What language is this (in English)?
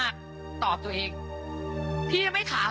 Thai